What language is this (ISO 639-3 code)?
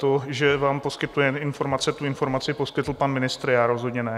ces